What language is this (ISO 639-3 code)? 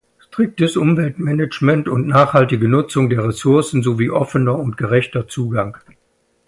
deu